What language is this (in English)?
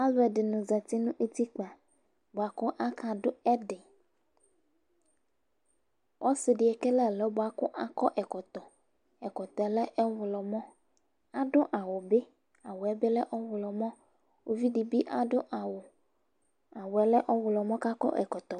Ikposo